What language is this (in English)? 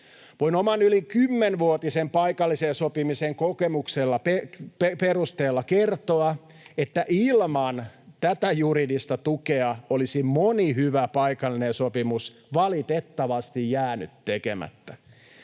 Finnish